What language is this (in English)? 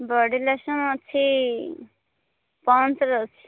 Odia